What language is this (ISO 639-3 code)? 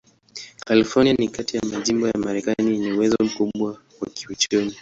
swa